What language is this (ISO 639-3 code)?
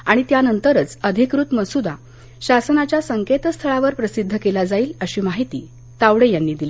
mar